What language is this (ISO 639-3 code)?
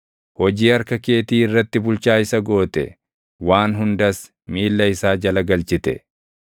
orm